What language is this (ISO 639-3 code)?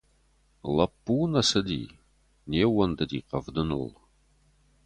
oss